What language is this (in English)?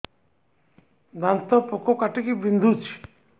Odia